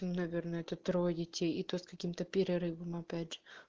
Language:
Russian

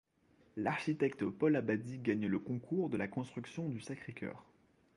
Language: French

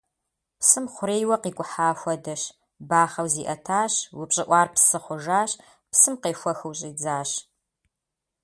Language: Kabardian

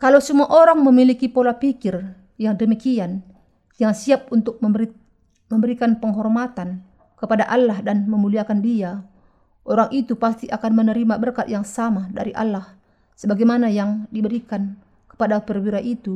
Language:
Indonesian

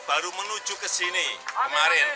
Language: Indonesian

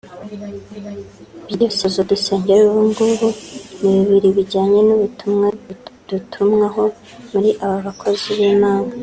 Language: Kinyarwanda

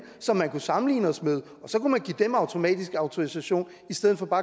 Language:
Danish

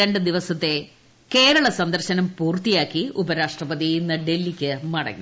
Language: Malayalam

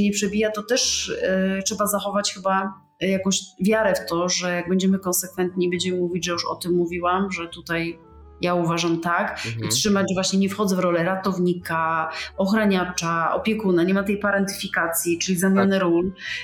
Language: Polish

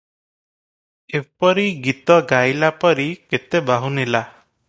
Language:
Odia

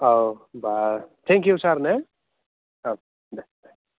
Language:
Bodo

